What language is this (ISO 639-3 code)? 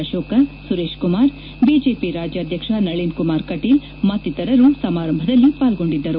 kan